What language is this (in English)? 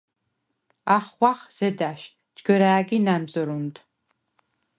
Svan